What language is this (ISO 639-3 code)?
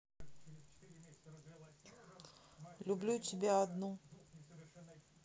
rus